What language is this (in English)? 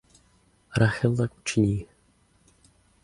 Czech